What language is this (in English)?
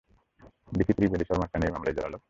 Bangla